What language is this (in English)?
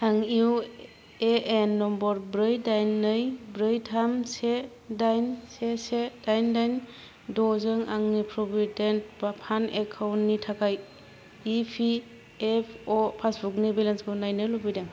Bodo